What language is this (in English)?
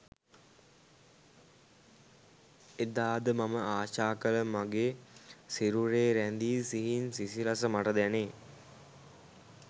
Sinhala